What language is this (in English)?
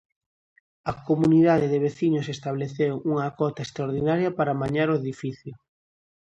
Galician